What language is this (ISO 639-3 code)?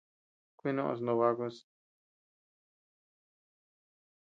cux